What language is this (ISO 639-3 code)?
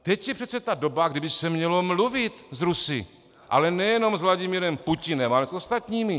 ces